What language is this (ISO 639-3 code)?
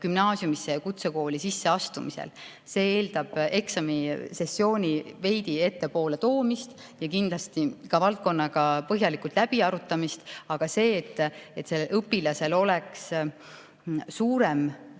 est